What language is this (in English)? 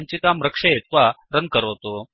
Sanskrit